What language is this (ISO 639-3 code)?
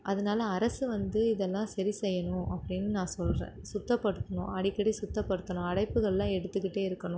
tam